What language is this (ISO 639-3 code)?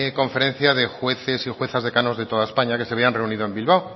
spa